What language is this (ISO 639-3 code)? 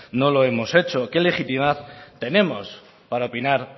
spa